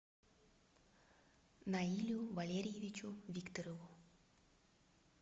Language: Russian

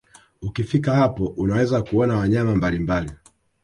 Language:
Swahili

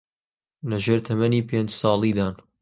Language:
Central Kurdish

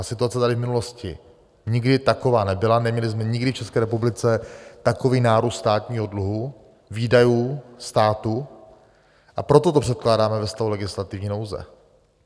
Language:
Czech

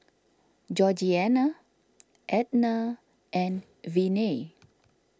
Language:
English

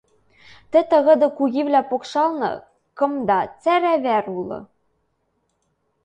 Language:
Western Mari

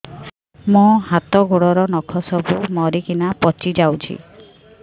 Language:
Odia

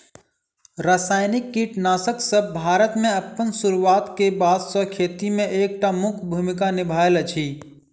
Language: Maithili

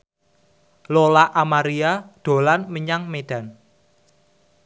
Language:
Javanese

